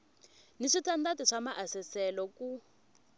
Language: Tsonga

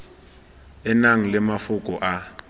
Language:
Tswana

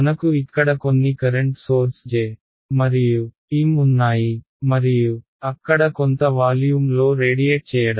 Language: Telugu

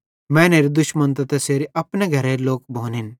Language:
Bhadrawahi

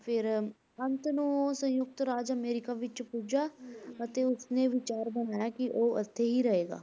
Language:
Punjabi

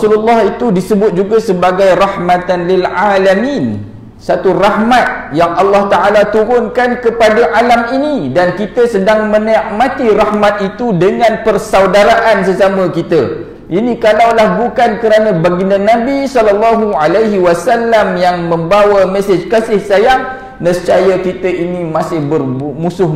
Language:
Malay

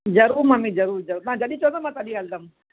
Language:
Sindhi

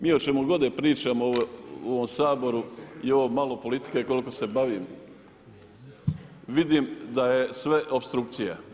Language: Croatian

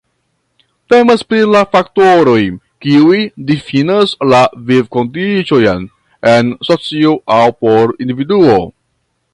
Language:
Esperanto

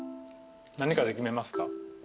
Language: Japanese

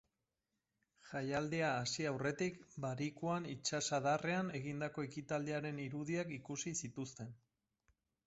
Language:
Basque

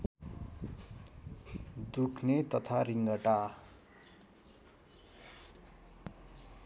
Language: Nepali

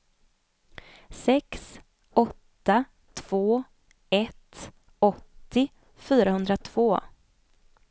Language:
Swedish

